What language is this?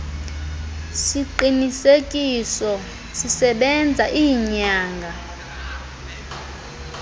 Xhosa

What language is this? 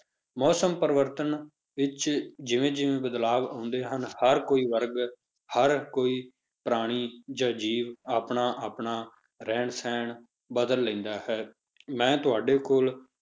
Punjabi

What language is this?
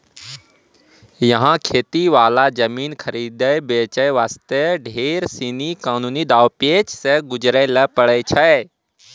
Maithili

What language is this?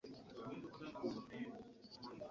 Ganda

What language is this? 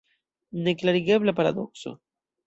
Esperanto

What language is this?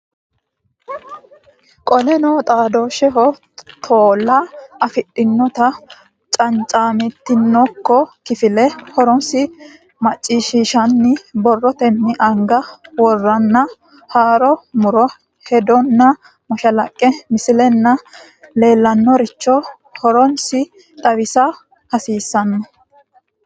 Sidamo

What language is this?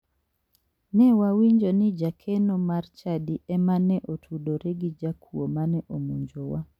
Luo (Kenya and Tanzania)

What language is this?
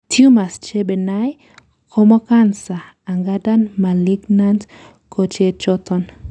Kalenjin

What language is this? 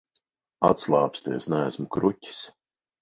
Latvian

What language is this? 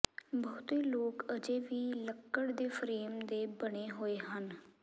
Punjabi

